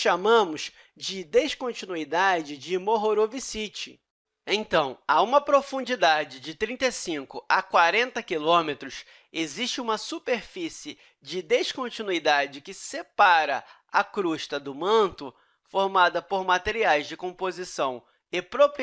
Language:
Portuguese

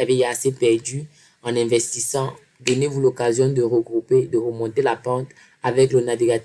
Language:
French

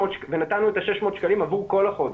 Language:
Hebrew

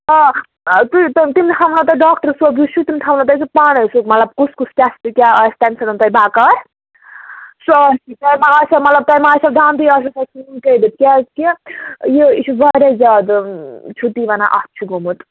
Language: Kashmiri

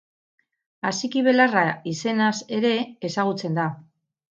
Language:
Basque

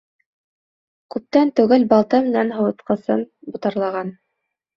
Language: Bashkir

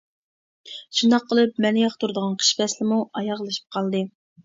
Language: Uyghur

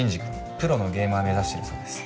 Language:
Japanese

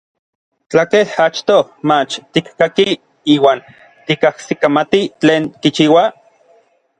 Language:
Orizaba Nahuatl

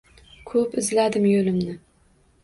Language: Uzbek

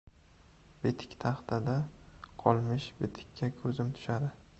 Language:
Uzbek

